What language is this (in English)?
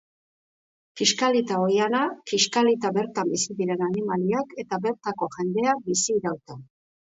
Basque